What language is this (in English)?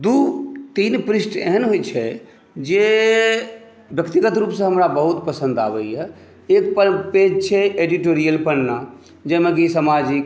Maithili